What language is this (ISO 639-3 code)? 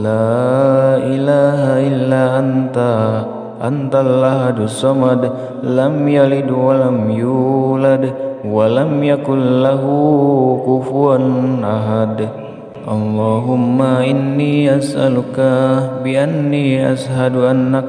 ind